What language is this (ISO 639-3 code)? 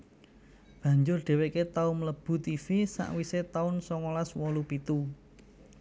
jav